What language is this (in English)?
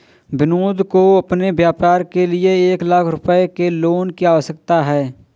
Hindi